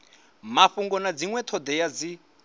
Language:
Venda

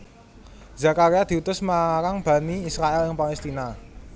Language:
Javanese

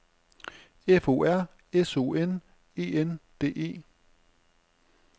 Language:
Danish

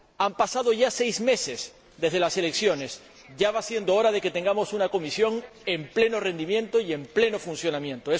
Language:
Spanish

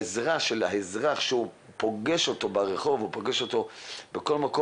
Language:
Hebrew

